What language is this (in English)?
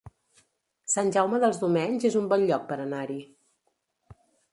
Catalan